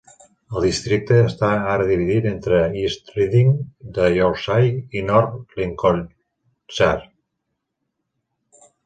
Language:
Catalan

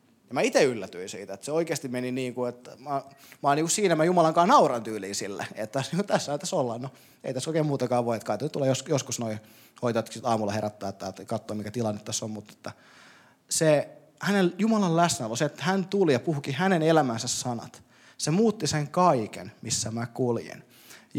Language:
Finnish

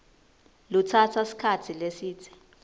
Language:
Swati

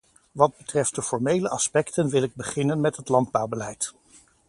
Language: Dutch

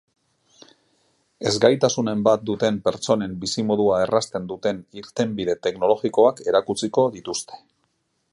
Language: Basque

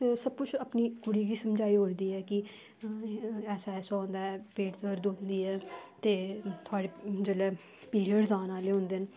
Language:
Dogri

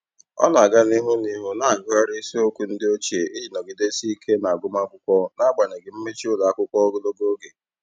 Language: Igbo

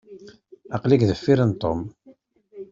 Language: Kabyle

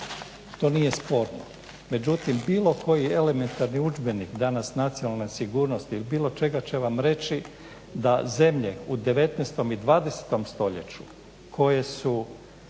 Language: Croatian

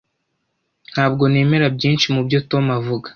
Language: Kinyarwanda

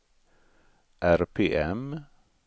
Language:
Swedish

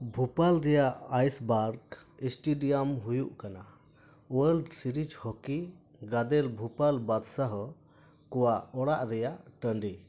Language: Santali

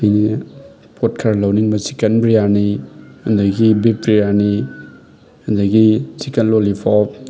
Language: Manipuri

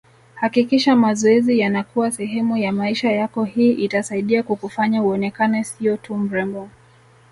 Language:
Swahili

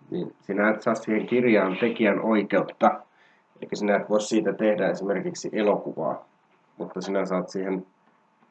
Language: Finnish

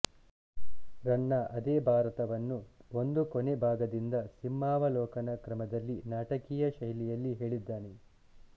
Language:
Kannada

